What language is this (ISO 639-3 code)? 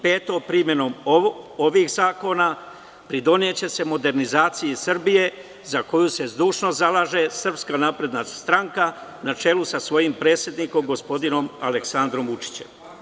srp